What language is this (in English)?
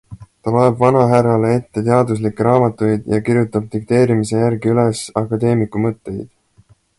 Estonian